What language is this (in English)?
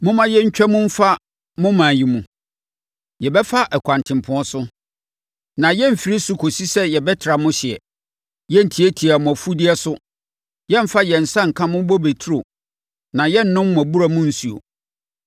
Akan